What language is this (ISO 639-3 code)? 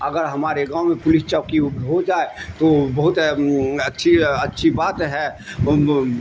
urd